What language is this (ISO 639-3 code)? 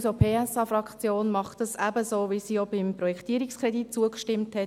gsw